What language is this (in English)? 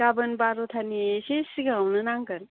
Bodo